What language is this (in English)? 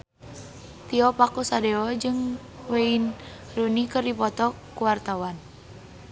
Sundanese